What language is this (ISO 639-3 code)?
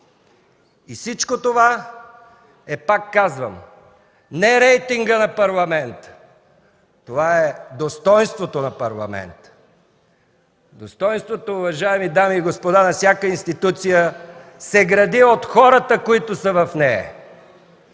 bul